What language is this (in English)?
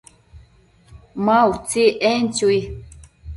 Matsés